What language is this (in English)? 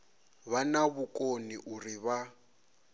Venda